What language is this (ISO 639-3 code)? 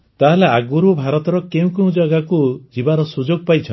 ori